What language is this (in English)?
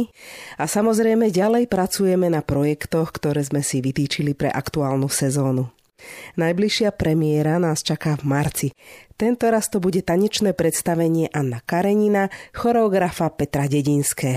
Slovak